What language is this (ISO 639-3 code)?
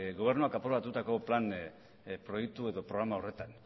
eus